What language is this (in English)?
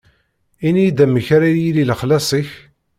Kabyle